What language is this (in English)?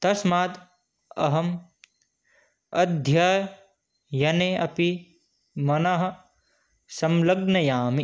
Sanskrit